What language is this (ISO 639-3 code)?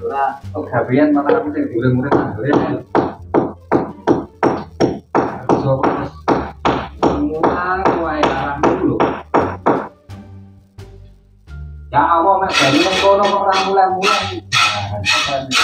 ind